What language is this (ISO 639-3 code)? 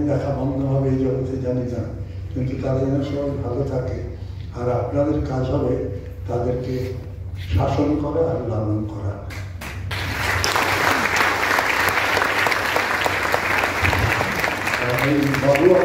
ara